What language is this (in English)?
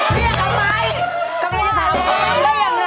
Thai